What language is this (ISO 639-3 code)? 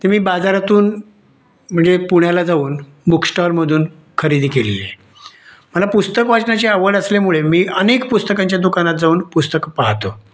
mar